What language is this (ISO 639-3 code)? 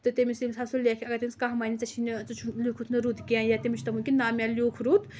kas